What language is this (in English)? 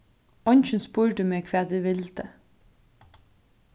Faroese